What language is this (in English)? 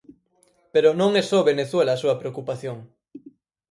Galician